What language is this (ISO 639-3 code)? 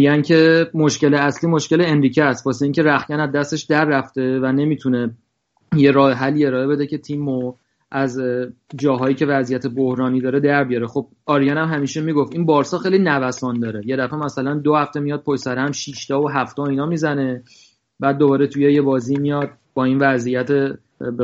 fas